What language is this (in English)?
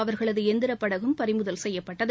Tamil